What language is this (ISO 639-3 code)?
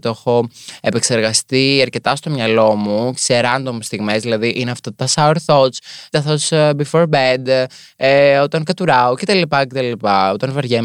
ell